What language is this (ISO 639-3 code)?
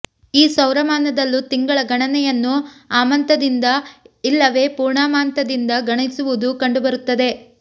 kan